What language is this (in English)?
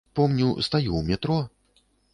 Belarusian